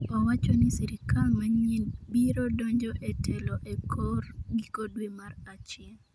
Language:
Luo (Kenya and Tanzania)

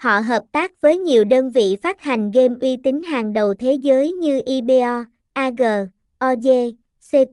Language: Vietnamese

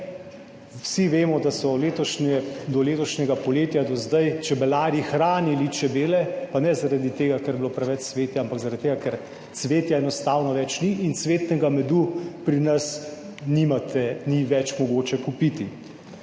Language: Slovenian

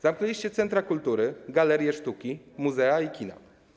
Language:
Polish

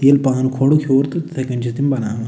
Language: Kashmiri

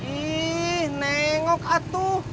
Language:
Indonesian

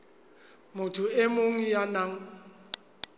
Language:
Southern Sotho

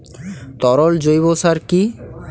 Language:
Bangla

